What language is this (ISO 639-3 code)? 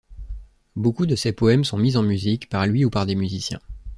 fra